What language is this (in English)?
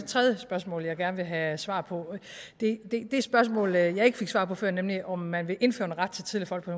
Danish